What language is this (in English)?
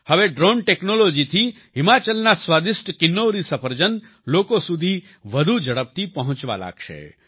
Gujarati